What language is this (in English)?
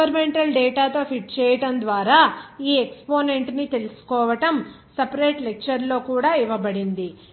Telugu